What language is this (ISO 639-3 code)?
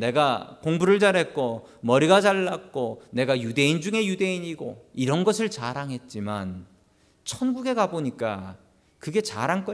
kor